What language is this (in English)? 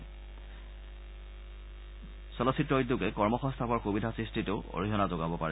Assamese